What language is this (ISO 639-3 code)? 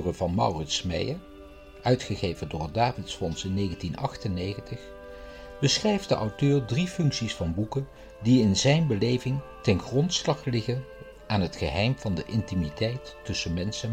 nld